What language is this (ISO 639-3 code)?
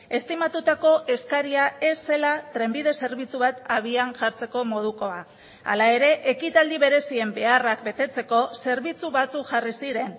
eus